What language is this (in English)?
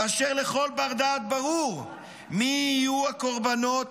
Hebrew